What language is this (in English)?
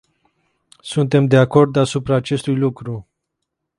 Romanian